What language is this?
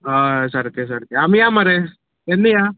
Konkani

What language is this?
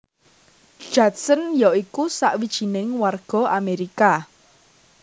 Javanese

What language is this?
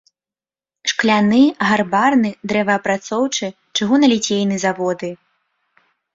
Belarusian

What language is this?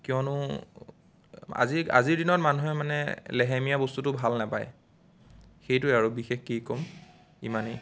Assamese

